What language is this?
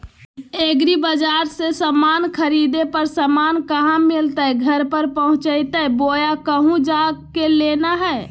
Magahi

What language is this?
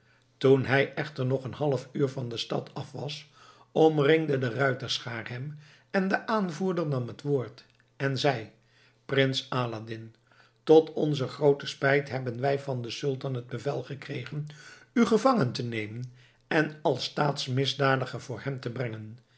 Dutch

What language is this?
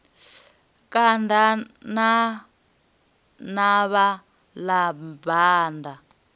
Venda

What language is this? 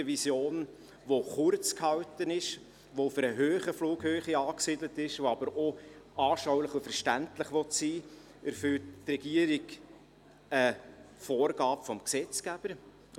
Swiss German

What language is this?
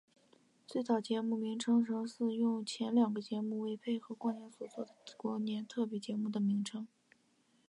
Chinese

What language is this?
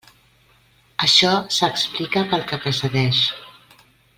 Catalan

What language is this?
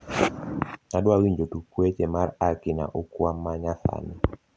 Luo (Kenya and Tanzania)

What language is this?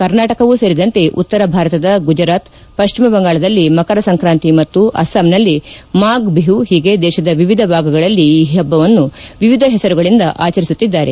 Kannada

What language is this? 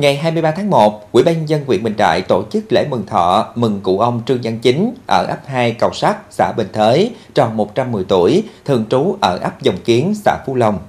Vietnamese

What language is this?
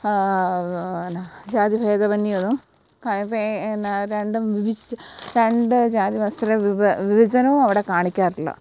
Malayalam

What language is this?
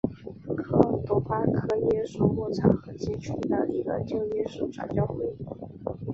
Chinese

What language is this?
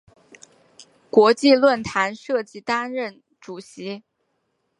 Chinese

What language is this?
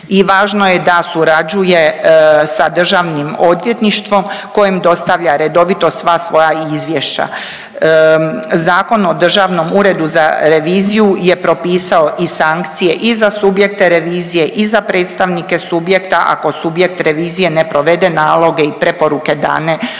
Croatian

